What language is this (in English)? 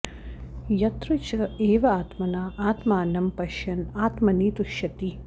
Sanskrit